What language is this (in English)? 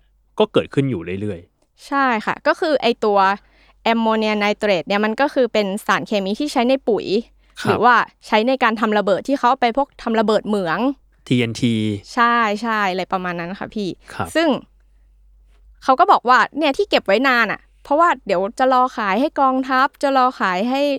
Thai